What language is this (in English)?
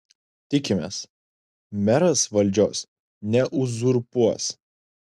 Lithuanian